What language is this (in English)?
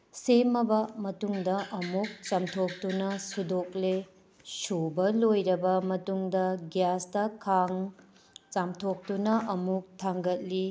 Manipuri